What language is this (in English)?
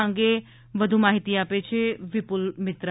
Gujarati